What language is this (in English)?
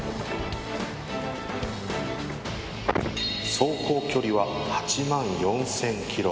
Japanese